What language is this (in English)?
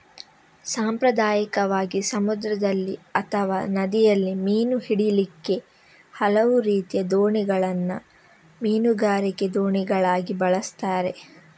Kannada